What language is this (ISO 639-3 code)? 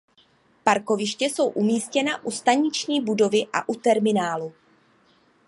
ces